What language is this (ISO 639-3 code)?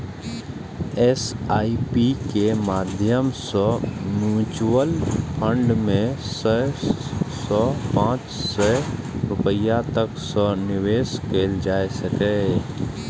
mai